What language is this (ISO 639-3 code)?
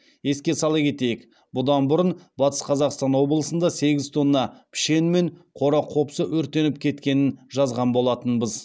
kaz